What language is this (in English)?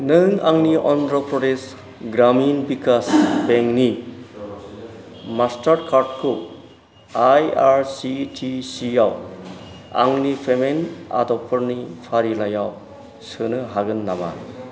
Bodo